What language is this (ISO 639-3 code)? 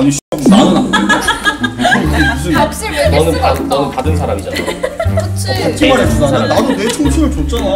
kor